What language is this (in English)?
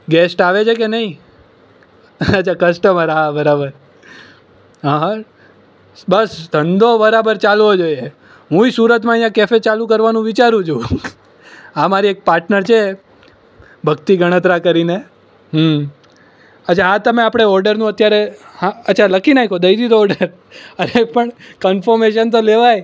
Gujarati